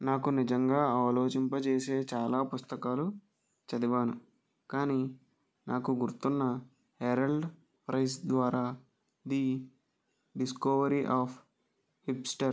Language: Telugu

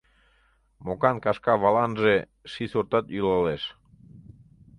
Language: Mari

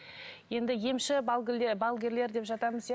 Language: Kazakh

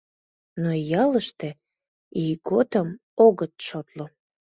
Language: Mari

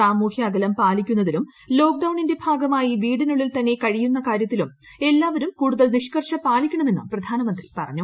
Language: Malayalam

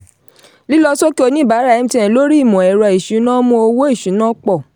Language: Yoruba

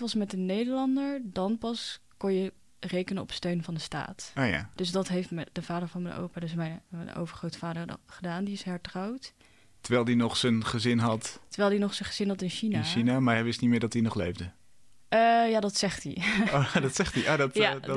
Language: Dutch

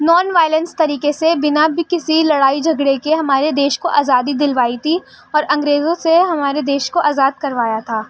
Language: Urdu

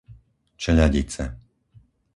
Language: Slovak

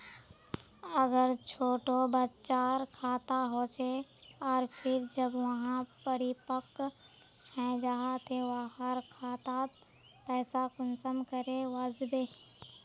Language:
Magahi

